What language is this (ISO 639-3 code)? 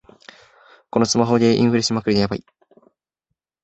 jpn